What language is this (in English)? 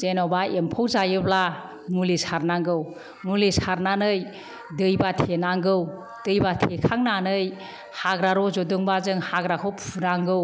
Bodo